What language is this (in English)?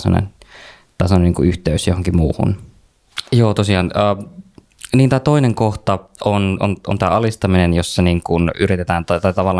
Finnish